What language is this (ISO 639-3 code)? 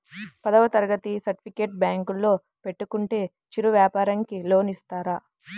tel